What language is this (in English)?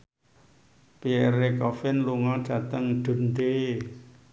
Javanese